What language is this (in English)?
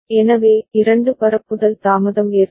Tamil